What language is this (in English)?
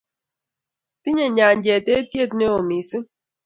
Kalenjin